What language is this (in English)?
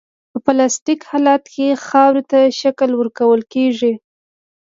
Pashto